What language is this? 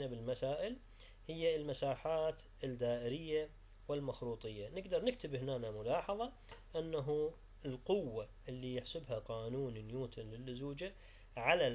Arabic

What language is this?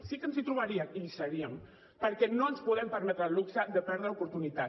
Catalan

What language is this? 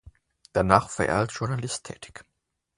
German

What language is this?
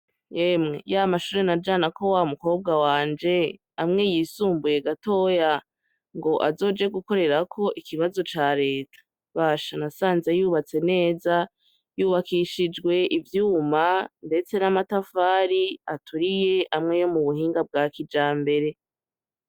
Rundi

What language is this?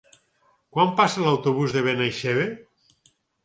Catalan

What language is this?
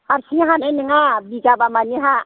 Bodo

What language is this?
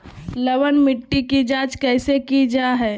Magahi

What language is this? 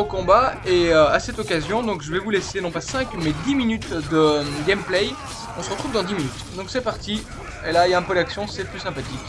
French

